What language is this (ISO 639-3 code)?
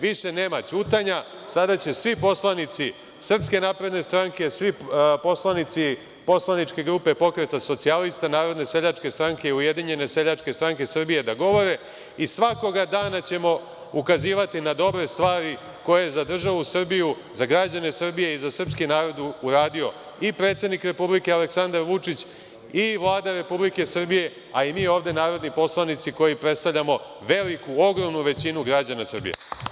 srp